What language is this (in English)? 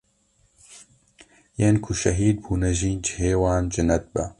Kurdish